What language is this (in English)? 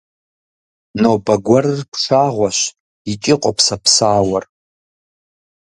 Kabardian